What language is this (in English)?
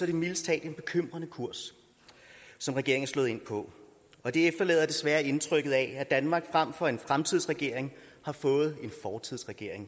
Danish